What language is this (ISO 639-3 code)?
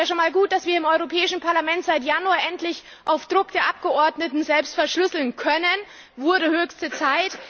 deu